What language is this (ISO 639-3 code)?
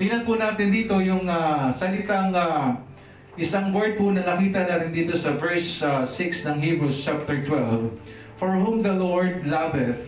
fil